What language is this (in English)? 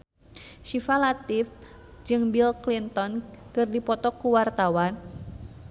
Sundanese